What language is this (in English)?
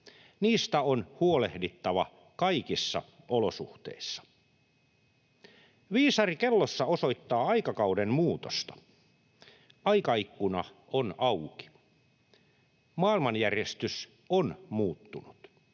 Finnish